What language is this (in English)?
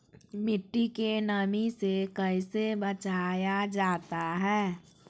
Magahi